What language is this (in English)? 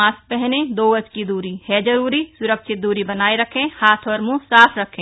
Hindi